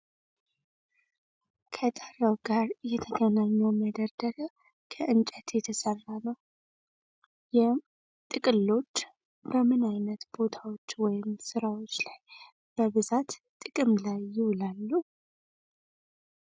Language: Amharic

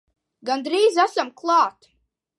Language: Latvian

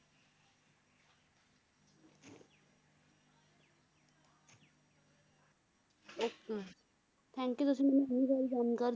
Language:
Punjabi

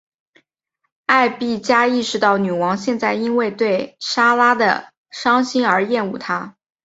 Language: Chinese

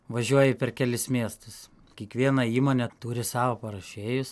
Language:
Lithuanian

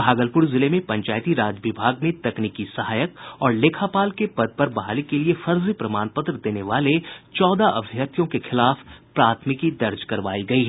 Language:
Hindi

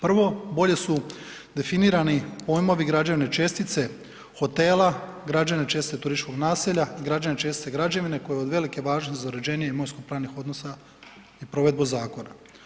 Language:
Croatian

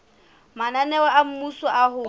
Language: Southern Sotho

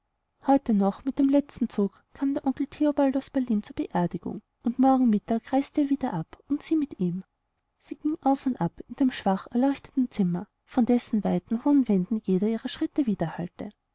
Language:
German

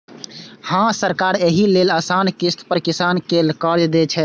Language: Maithili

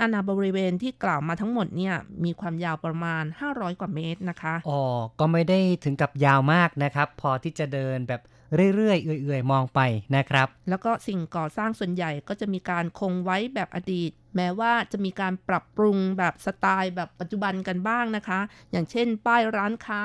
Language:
Thai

